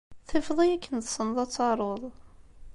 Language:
Kabyle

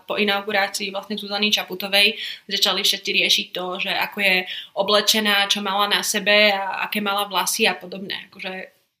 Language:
Slovak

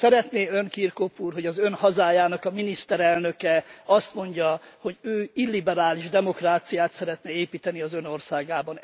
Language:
Hungarian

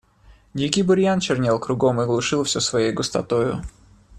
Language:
Russian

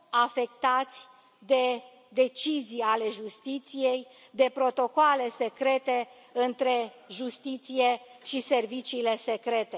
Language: Romanian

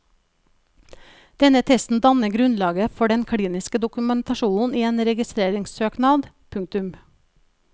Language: Norwegian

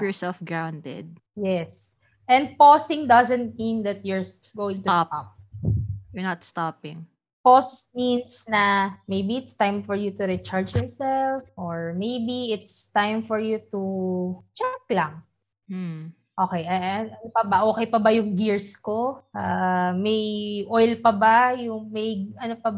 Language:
Filipino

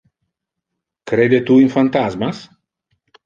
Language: Interlingua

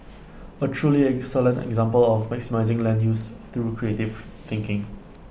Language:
English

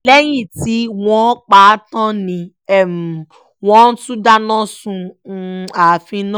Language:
Yoruba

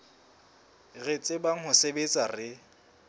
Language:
Southern Sotho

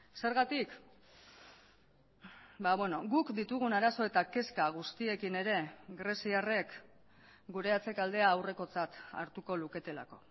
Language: Basque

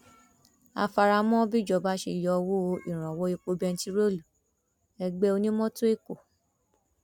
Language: Yoruba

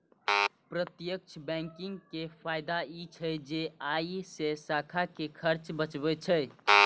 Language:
Maithili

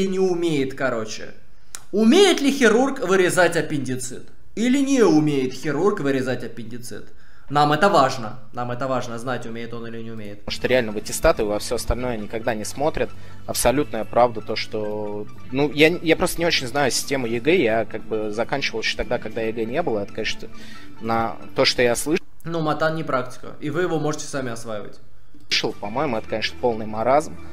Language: Russian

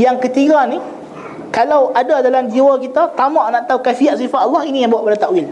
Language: Malay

